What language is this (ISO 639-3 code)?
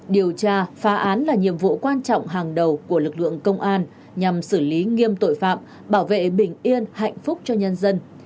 vie